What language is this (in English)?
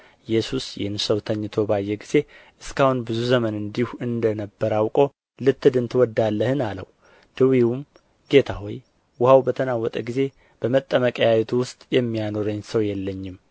Amharic